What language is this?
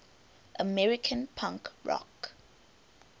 English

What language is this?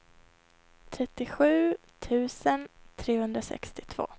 Swedish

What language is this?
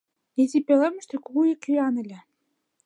Mari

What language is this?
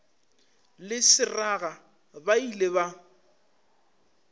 Northern Sotho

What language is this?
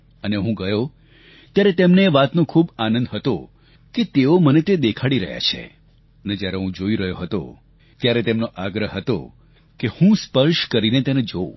Gujarati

